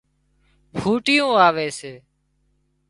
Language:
Wadiyara Koli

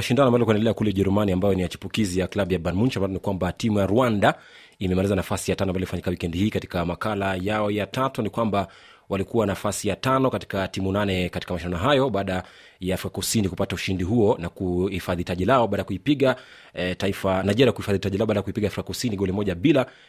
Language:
Swahili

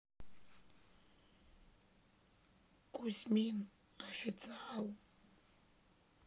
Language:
Russian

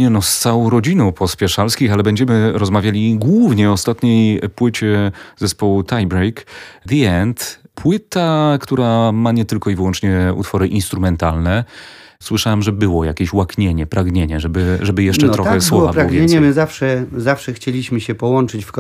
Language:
Polish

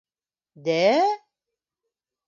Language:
Bashkir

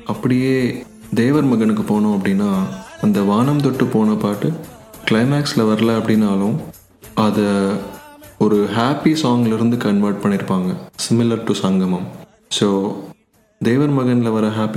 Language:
Tamil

